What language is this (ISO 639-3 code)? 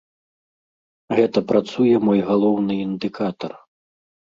bel